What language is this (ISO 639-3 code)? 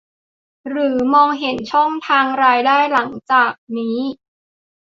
tha